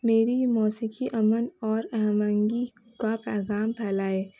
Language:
Urdu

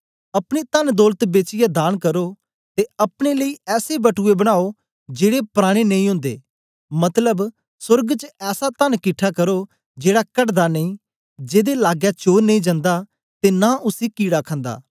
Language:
Dogri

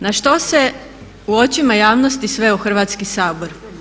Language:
Croatian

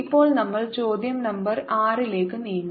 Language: Malayalam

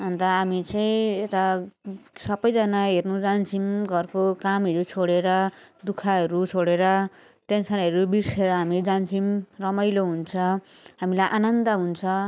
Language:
Nepali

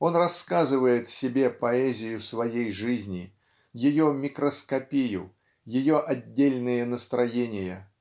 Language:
Russian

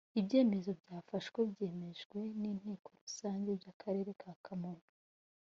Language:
Kinyarwanda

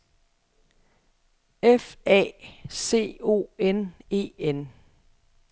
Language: Danish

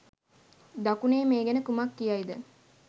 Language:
Sinhala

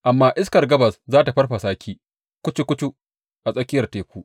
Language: Hausa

